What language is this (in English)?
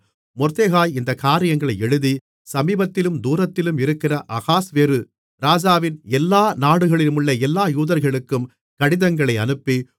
Tamil